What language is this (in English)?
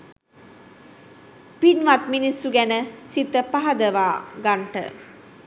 Sinhala